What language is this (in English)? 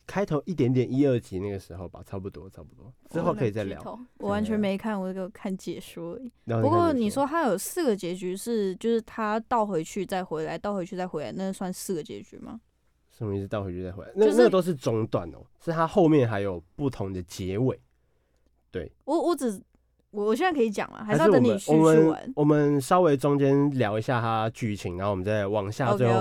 Chinese